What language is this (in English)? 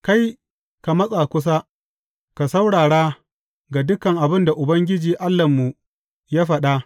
Hausa